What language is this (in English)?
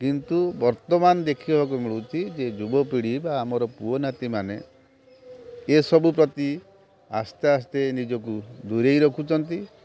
Odia